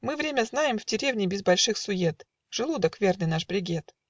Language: Russian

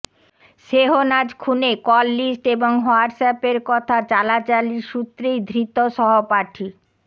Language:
Bangla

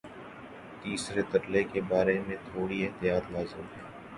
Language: Urdu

